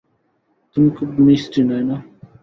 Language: Bangla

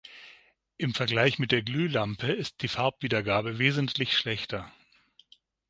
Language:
German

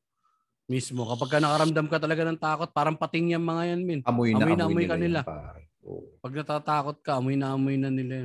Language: Filipino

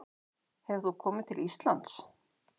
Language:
Icelandic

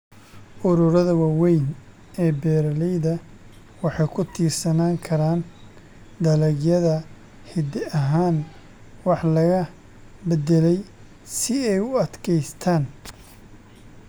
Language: Somali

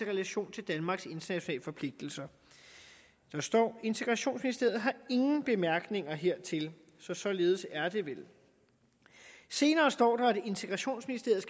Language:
Danish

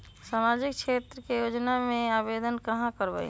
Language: Magahi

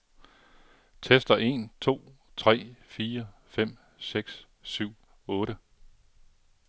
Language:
Danish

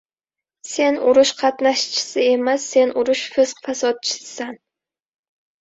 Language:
Uzbek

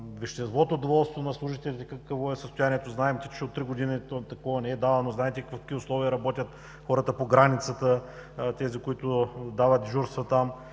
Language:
Bulgarian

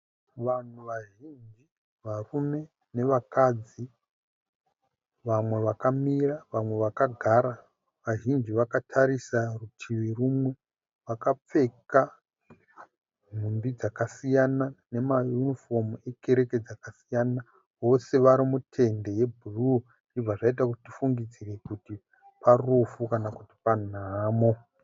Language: Shona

